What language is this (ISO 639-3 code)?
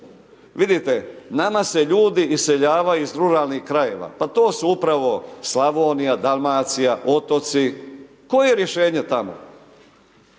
hrv